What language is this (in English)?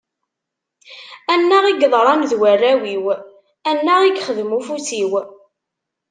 Kabyle